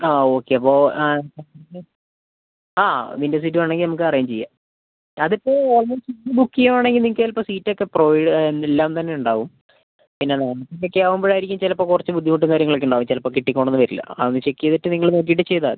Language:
Malayalam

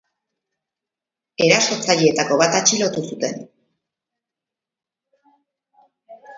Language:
Basque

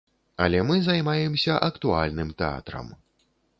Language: Belarusian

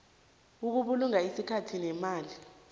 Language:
South Ndebele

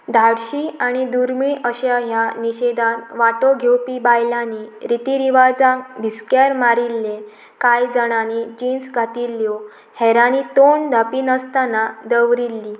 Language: Konkani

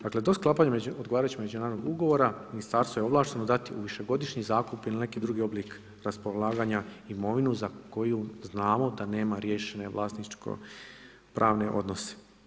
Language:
Croatian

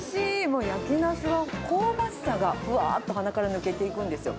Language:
Japanese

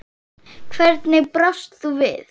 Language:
Icelandic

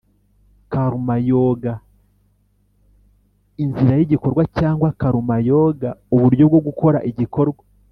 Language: Kinyarwanda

